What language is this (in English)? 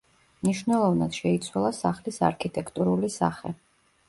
Georgian